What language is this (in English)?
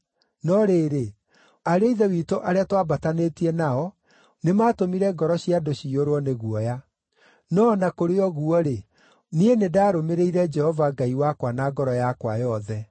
Kikuyu